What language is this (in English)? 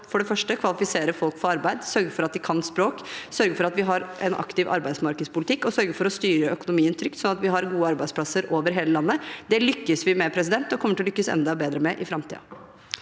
Norwegian